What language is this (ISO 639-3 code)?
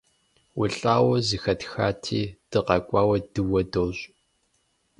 kbd